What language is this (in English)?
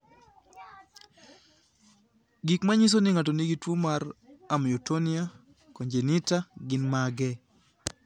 Luo (Kenya and Tanzania)